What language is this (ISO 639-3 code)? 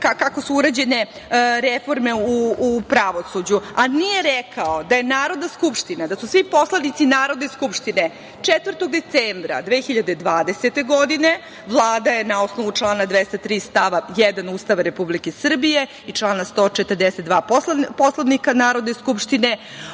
srp